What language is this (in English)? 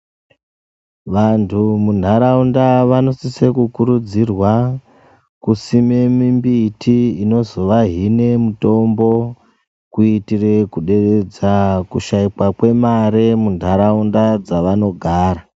Ndau